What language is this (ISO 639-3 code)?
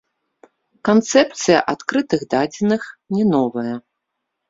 bel